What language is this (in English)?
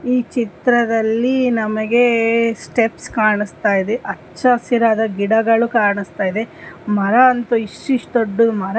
Kannada